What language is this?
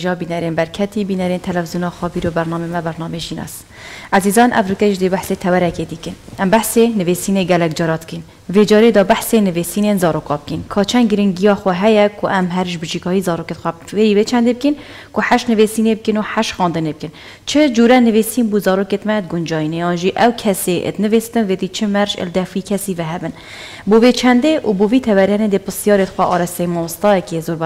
Arabic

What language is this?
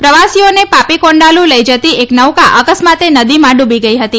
Gujarati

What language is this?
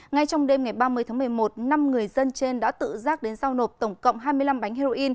Vietnamese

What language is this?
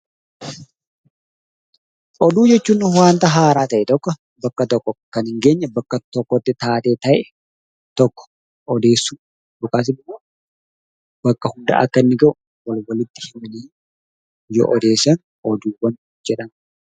Oromo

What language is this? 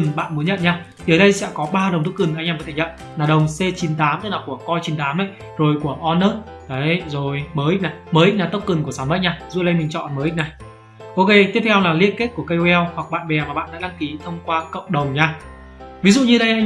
Vietnamese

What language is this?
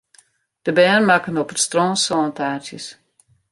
Western Frisian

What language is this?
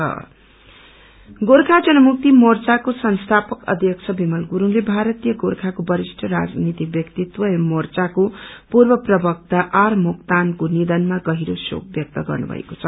Nepali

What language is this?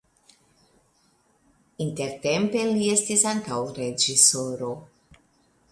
Esperanto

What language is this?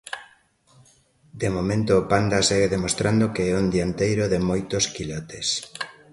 Galician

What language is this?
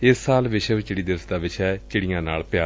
Punjabi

